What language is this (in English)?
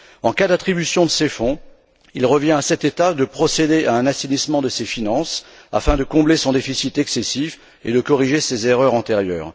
French